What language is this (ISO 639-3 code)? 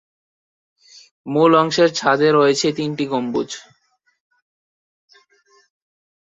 ben